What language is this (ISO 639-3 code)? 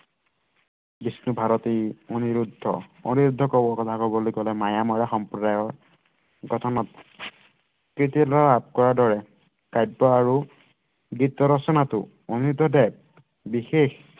asm